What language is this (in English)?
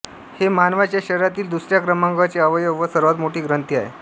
Marathi